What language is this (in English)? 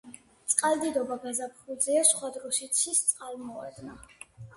Georgian